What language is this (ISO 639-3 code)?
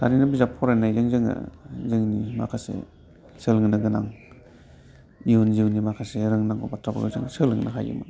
brx